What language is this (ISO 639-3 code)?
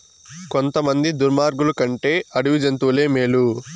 tel